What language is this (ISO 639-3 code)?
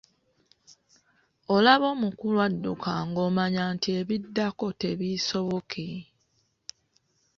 lug